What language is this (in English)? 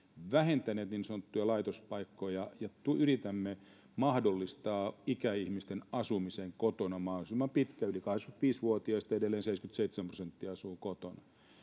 Finnish